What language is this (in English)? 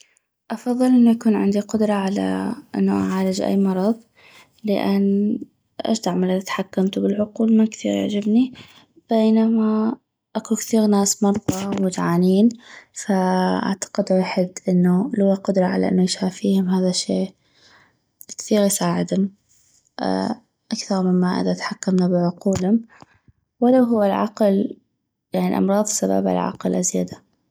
North Mesopotamian Arabic